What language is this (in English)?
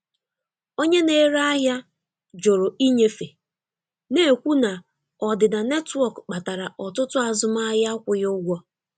Igbo